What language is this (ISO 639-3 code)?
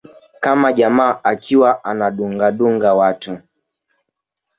swa